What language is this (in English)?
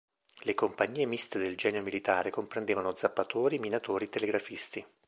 Italian